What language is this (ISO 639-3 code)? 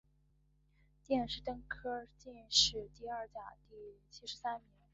zho